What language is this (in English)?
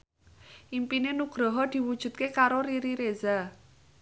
Javanese